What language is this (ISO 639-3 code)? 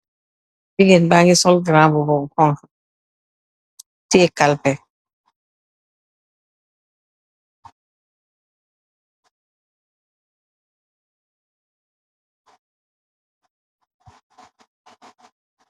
wol